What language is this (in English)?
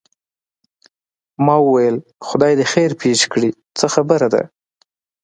Pashto